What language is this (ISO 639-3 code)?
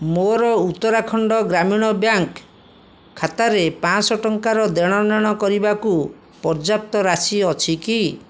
ori